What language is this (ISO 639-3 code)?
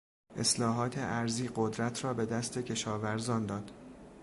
fas